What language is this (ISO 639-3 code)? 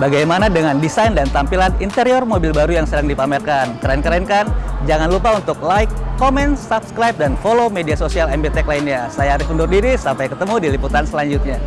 ind